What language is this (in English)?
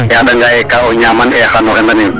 Serer